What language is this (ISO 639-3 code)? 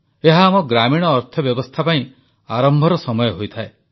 ori